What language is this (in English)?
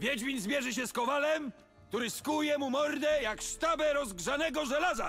Polish